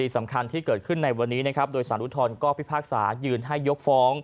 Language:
Thai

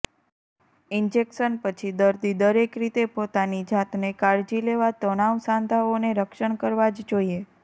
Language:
Gujarati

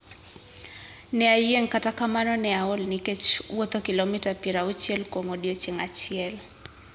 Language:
Luo (Kenya and Tanzania)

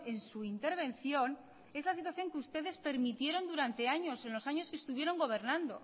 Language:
Spanish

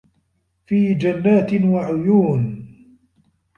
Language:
Arabic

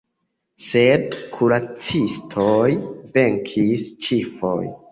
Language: Esperanto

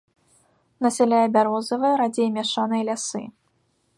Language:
Belarusian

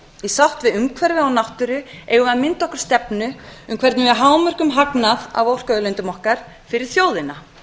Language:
Icelandic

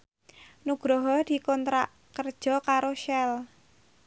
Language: Javanese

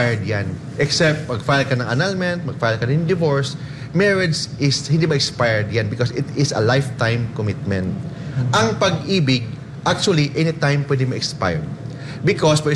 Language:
Filipino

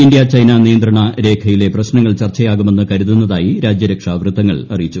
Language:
Malayalam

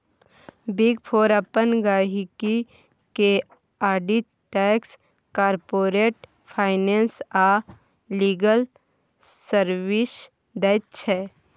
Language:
Maithili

